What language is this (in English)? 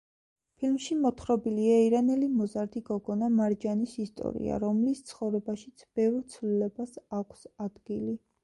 Georgian